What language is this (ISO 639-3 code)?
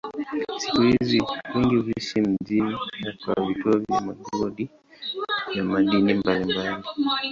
swa